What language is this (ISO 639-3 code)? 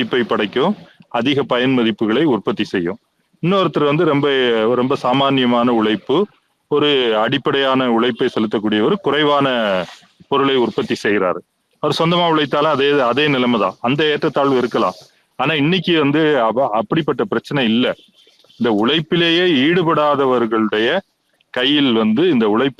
tam